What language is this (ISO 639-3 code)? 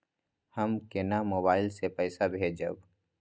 mai